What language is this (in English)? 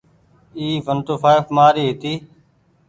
Goaria